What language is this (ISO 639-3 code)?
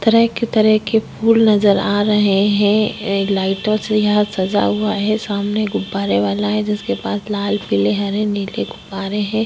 hin